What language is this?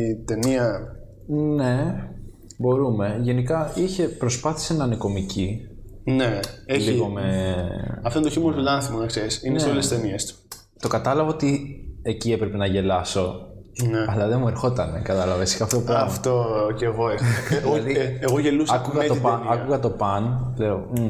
Greek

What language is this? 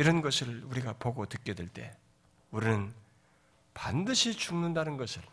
Korean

